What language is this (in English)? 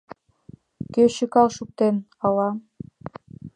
Mari